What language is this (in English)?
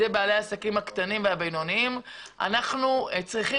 Hebrew